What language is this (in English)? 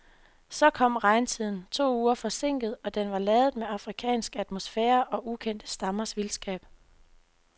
Danish